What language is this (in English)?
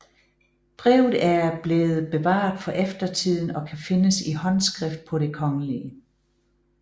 Danish